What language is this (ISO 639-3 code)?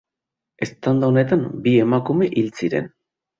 eus